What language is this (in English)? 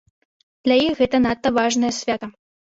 Belarusian